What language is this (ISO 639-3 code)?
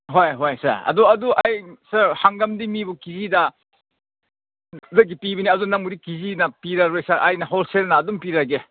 mni